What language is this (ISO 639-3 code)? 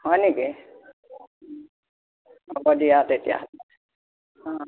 asm